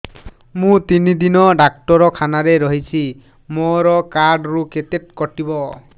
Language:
Odia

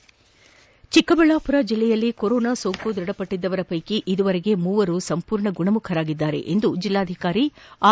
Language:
Kannada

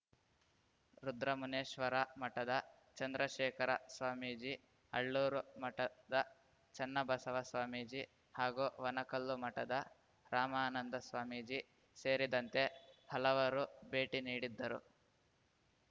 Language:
Kannada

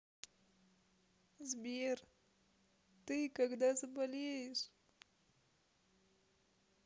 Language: Russian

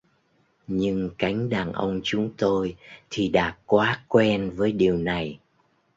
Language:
Vietnamese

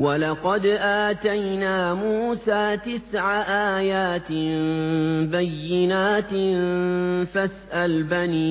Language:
Arabic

